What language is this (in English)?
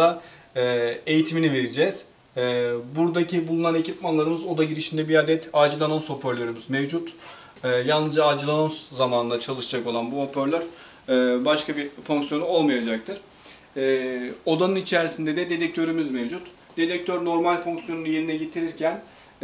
Turkish